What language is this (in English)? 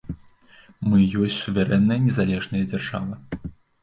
Belarusian